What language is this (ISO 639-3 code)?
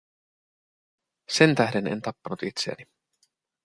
fin